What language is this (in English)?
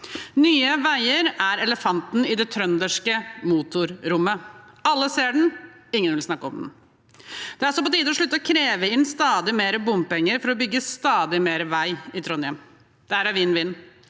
Norwegian